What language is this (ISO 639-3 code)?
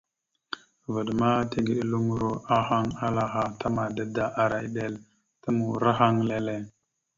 mxu